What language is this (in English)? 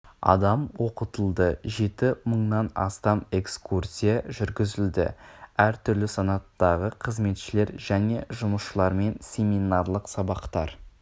Kazakh